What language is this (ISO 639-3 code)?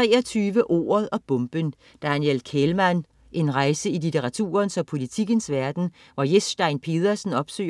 dan